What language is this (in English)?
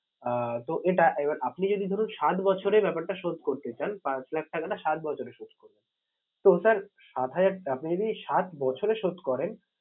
Bangla